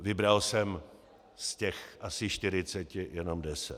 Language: Czech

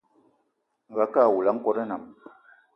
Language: Eton (Cameroon)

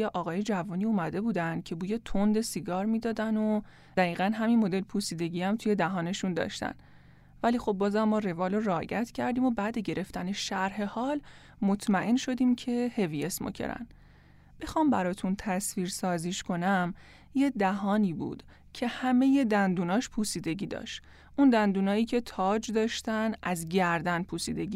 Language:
Persian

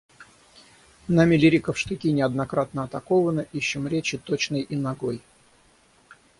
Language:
Russian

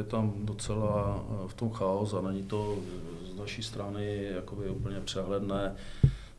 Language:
Czech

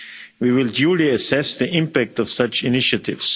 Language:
English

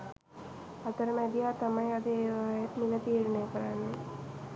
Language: Sinhala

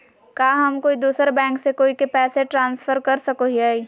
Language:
Magahi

